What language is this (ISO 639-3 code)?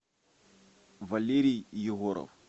rus